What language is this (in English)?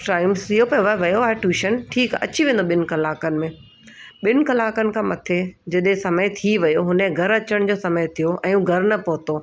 Sindhi